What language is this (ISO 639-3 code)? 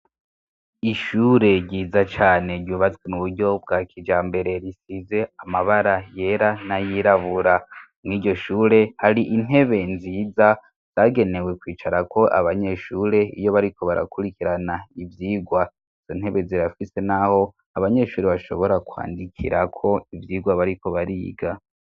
run